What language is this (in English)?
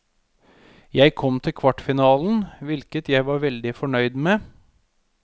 Norwegian